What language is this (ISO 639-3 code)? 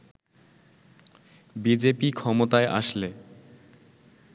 ben